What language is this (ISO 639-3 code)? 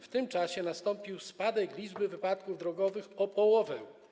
pol